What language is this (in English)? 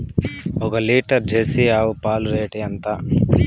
Telugu